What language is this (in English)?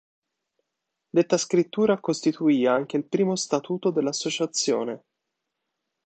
Italian